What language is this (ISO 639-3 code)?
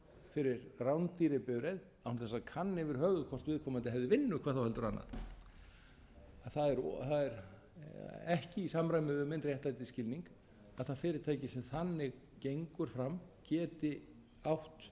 isl